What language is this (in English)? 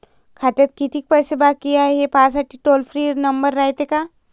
Marathi